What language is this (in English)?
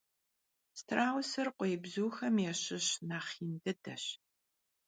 Kabardian